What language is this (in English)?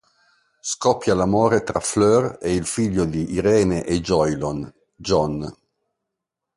Italian